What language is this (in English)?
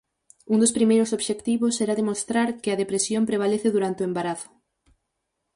Galician